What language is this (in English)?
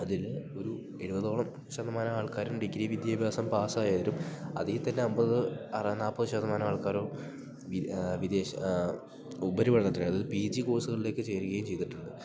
Malayalam